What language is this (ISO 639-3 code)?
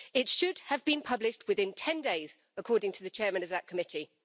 eng